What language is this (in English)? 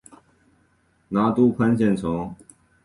Chinese